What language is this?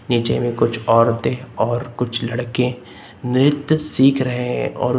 Hindi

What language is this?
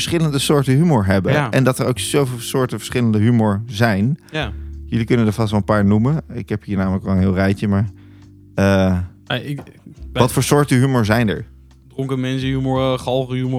Dutch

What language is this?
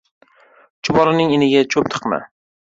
Uzbek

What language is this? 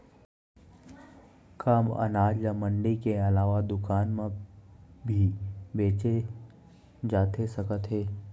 Chhattisgarhi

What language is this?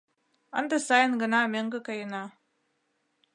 Mari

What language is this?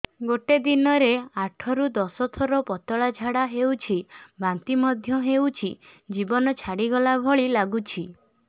Odia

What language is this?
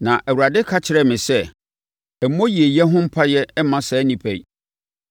Akan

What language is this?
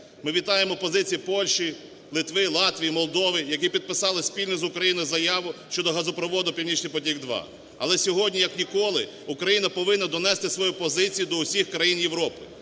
Ukrainian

